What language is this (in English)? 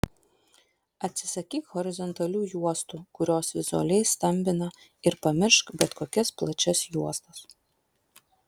Lithuanian